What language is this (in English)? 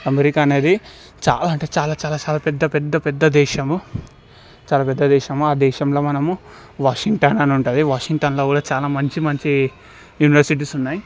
Telugu